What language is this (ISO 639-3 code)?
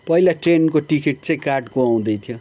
nep